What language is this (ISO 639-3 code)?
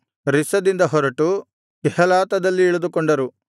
kan